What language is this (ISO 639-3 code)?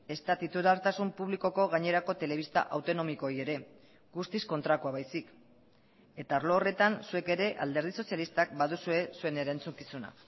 eus